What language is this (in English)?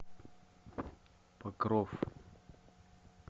Russian